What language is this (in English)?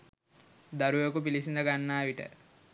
Sinhala